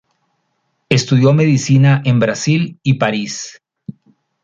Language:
Spanish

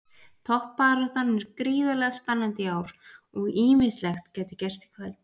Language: Icelandic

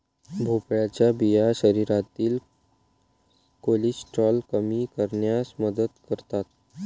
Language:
Marathi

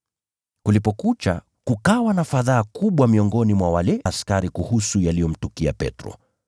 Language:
Swahili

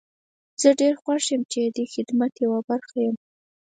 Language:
Pashto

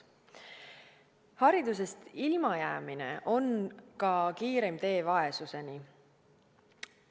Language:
Estonian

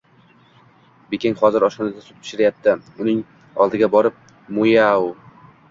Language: Uzbek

